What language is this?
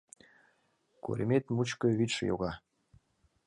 Mari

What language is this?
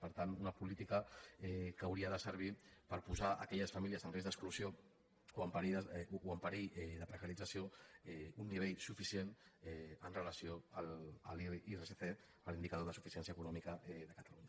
Catalan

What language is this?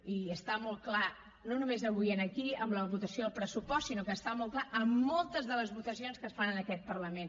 Catalan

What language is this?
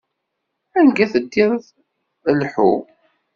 Kabyle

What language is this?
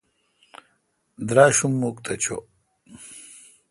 Kalkoti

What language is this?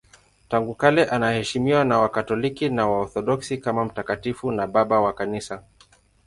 Swahili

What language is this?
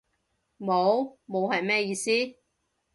Cantonese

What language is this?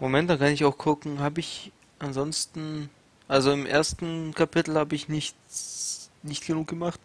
German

